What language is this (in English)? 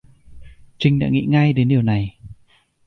Vietnamese